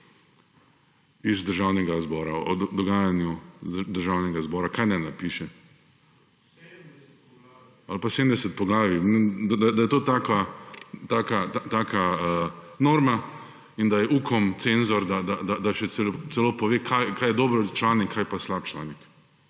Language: Slovenian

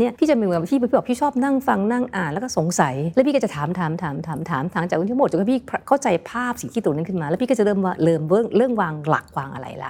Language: Thai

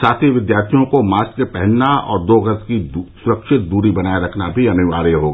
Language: Hindi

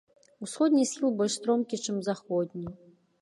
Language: Belarusian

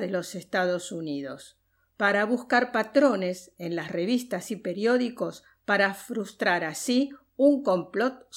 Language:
Spanish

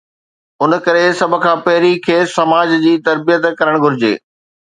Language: Sindhi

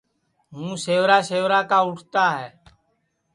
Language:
Sansi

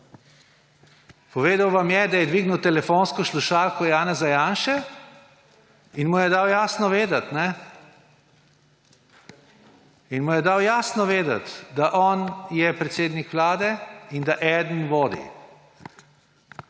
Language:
Slovenian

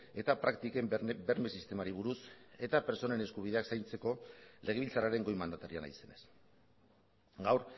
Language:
Basque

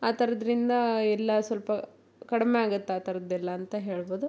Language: Kannada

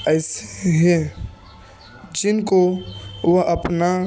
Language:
Urdu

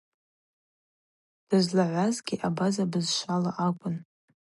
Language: Abaza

